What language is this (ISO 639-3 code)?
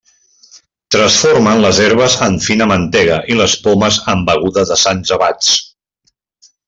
cat